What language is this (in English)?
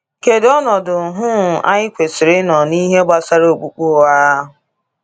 Igbo